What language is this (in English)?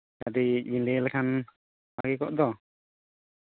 Santali